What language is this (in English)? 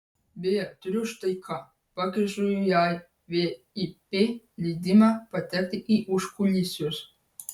Lithuanian